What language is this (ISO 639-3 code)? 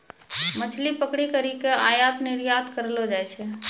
mai